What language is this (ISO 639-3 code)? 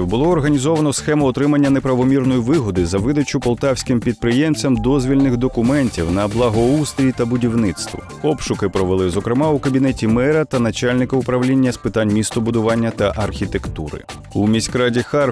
ukr